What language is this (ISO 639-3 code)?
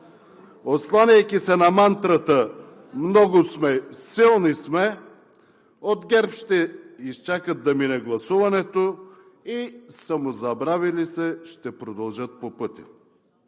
bul